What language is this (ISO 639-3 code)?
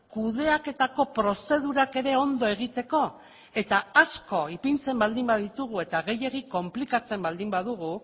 eus